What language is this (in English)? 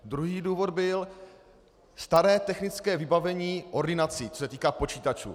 Czech